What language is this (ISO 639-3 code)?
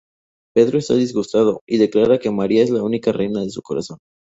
spa